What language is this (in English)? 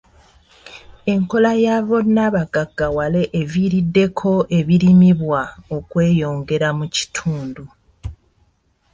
Ganda